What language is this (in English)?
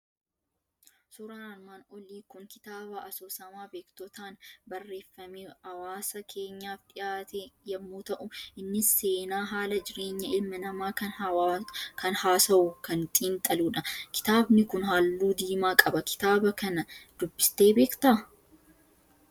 Oromo